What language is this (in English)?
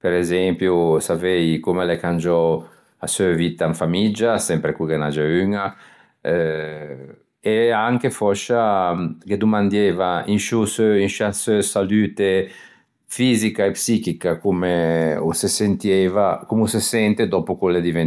Ligurian